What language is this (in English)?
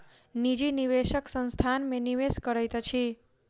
Maithili